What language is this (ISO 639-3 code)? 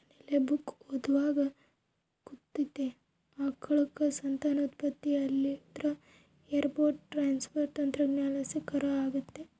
kan